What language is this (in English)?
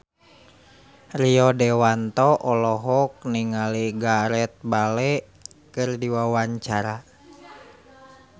Sundanese